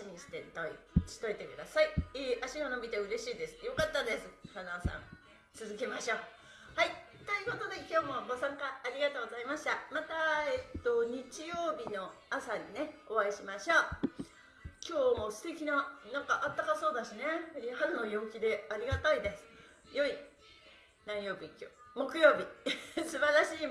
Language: Japanese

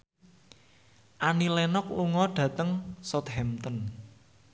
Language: Javanese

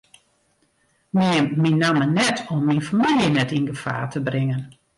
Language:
Western Frisian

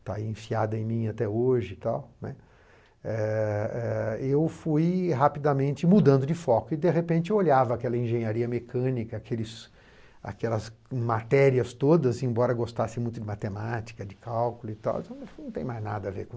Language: Portuguese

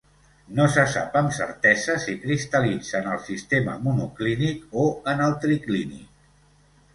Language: Catalan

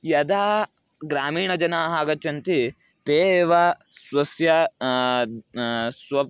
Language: Sanskrit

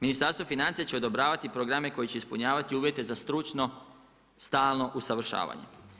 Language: Croatian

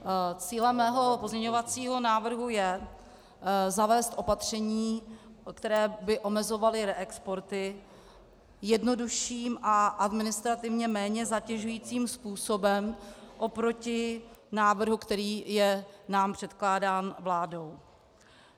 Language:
Czech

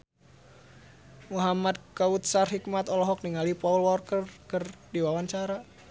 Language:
Sundanese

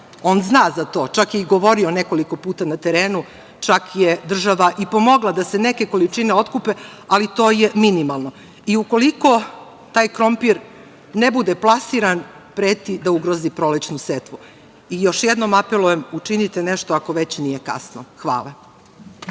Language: Serbian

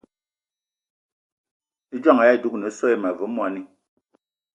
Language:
Eton (Cameroon)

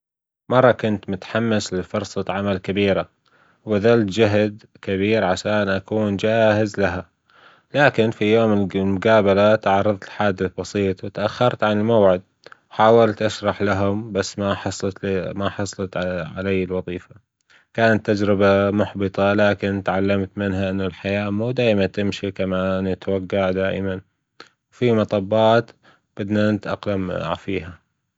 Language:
Gulf Arabic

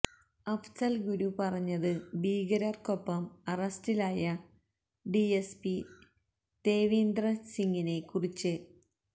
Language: Malayalam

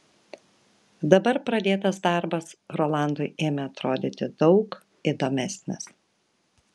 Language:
Lithuanian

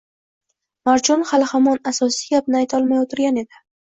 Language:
Uzbek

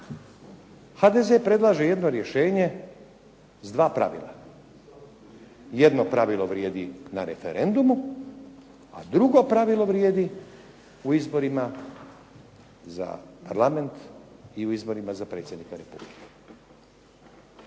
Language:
Croatian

